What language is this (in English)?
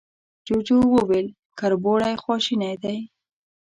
Pashto